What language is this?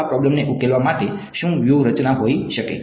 Gujarati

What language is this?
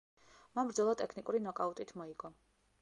Georgian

